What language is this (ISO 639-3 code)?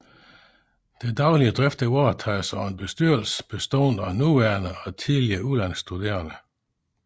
dan